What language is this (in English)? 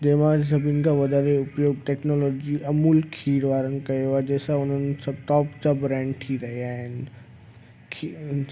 Sindhi